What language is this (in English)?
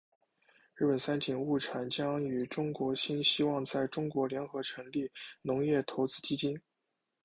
Chinese